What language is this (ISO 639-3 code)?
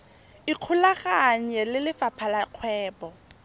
tsn